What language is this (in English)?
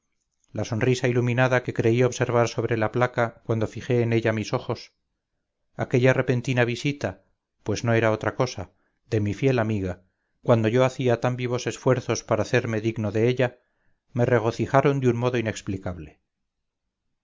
Spanish